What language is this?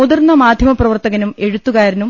Malayalam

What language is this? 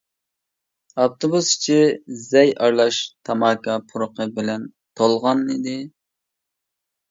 Uyghur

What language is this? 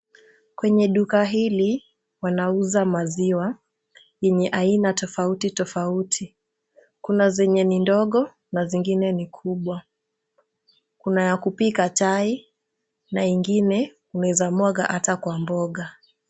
Swahili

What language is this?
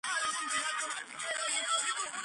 Georgian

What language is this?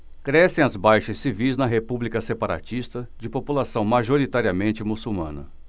Portuguese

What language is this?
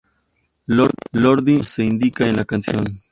Spanish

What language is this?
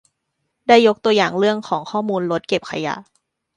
Thai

